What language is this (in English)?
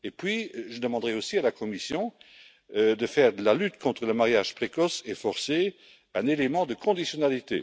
French